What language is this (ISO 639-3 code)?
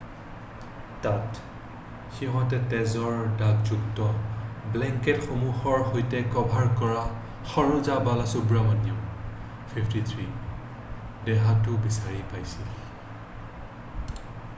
asm